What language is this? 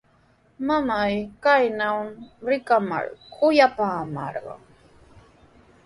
Sihuas Ancash Quechua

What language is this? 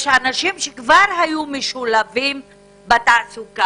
Hebrew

